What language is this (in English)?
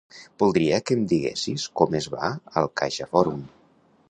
Catalan